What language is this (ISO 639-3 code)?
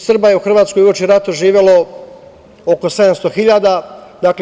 srp